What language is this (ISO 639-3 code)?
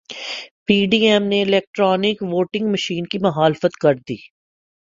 urd